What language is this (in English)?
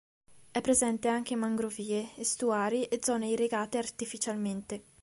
Italian